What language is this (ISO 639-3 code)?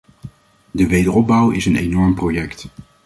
nld